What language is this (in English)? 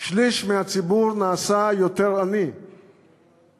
Hebrew